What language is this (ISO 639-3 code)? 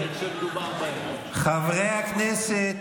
heb